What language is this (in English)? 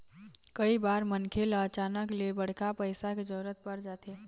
Chhattisgarhi